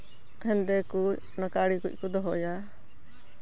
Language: Santali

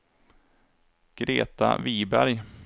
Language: Swedish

